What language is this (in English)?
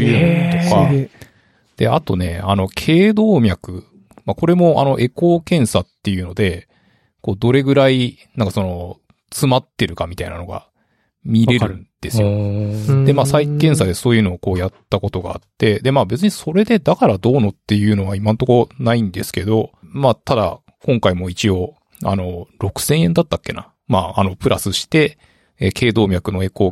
Japanese